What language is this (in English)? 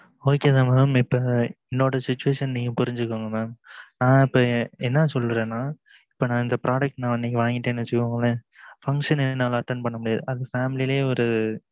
Tamil